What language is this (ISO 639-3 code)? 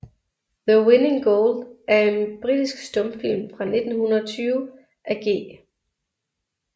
dan